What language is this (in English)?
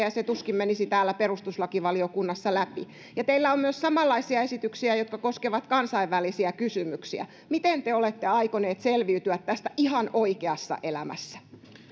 Finnish